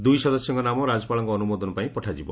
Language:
Odia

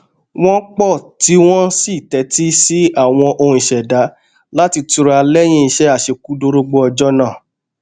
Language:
Yoruba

